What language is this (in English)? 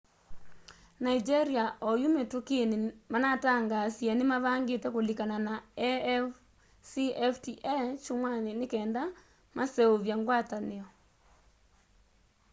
Kamba